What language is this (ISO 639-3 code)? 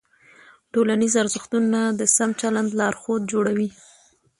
pus